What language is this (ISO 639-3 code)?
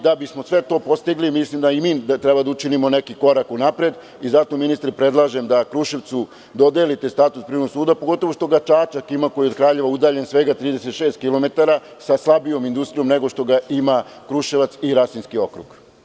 srp